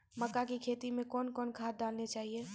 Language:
Maithili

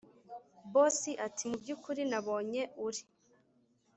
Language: Kinyarwanda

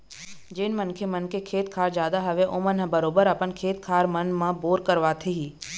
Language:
Chhattisgarhi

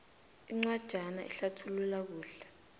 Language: South Ndebele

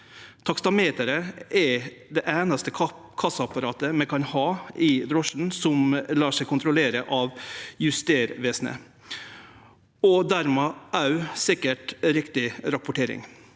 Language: Norwegian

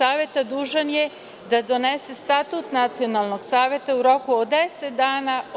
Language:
Serbian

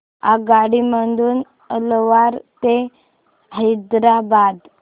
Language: Marathi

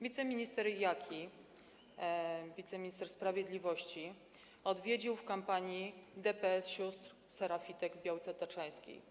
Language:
Polish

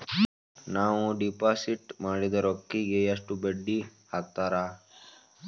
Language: Kannada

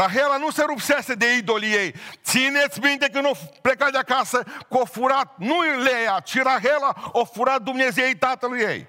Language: Romanian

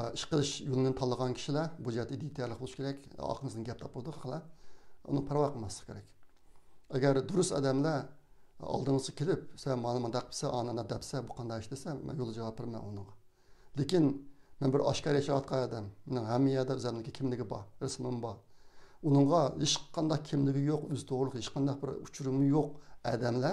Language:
Turkish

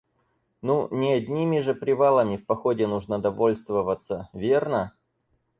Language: Russian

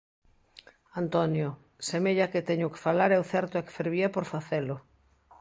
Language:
Galician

